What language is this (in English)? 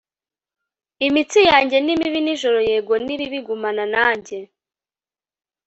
Kinyarwanda